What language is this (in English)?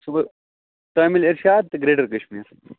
Kashmiri